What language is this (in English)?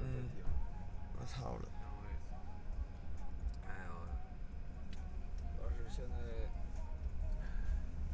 Chinese